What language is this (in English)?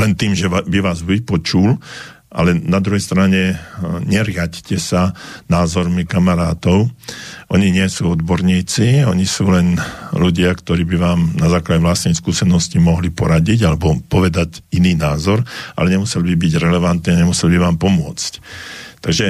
Slovak